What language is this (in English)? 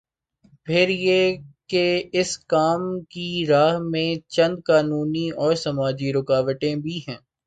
Urdu